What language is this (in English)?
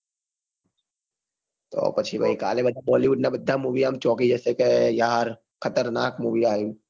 Gujarati